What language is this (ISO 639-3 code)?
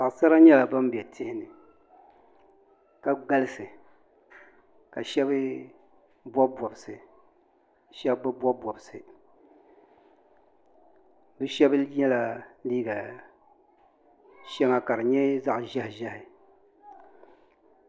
dag